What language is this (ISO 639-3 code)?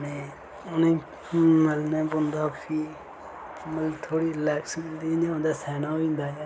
doi